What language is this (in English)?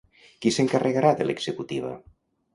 Catalan